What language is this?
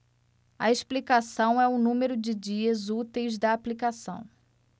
Portuguese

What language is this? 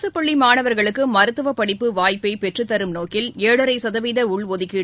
Tamil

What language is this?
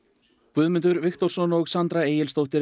Icelandic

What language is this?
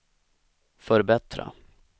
Swedish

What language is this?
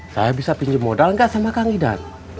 Indonesian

